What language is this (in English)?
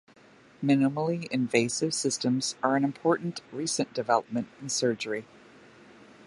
English